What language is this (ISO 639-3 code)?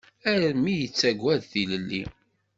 kab